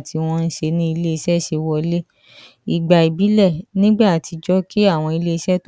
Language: Yoruba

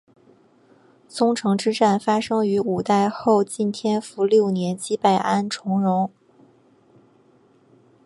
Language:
Chinese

